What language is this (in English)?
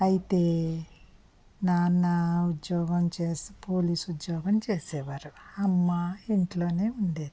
Telugu